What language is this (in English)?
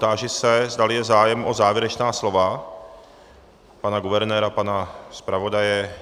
Czech